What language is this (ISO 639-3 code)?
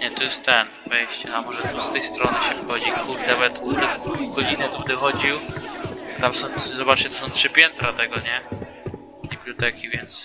pol